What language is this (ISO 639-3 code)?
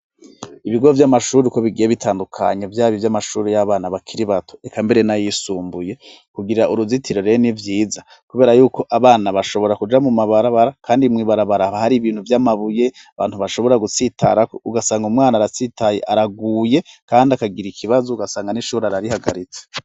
run